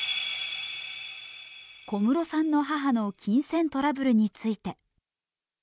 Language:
Japanese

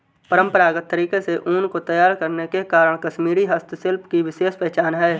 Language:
Hindi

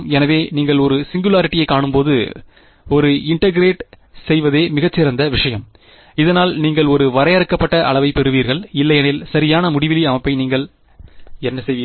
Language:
Tamil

